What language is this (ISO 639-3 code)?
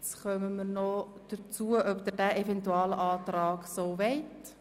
gsw